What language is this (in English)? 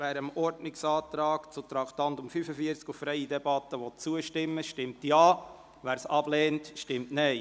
Swiss German